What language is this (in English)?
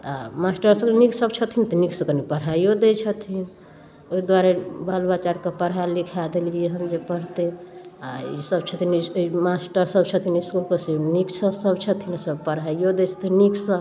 Maithili